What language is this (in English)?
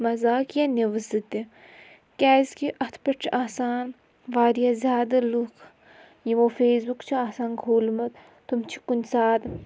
Kashmiri